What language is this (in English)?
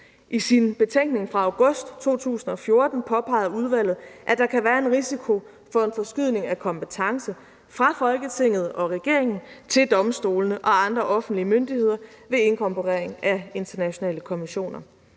Danish